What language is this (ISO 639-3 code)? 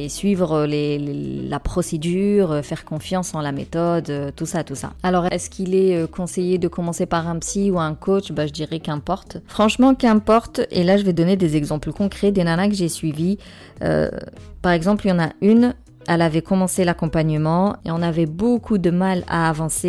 fra